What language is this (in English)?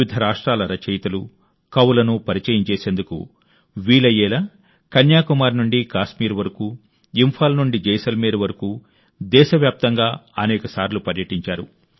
Telugu